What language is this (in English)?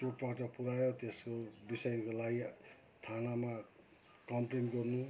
Nepali